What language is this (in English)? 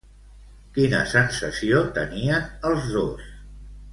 Catalan